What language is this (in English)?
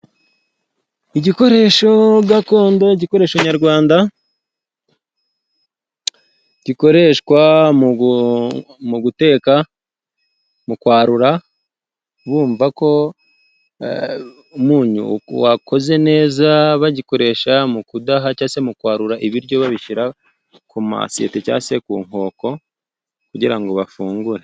Kinyarwanda